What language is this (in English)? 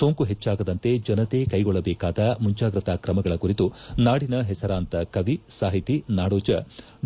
Kannada